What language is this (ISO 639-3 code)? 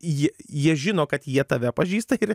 lit